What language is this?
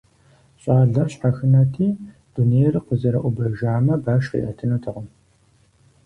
Kabardian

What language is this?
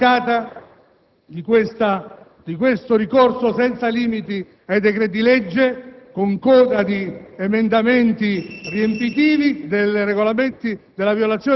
Italian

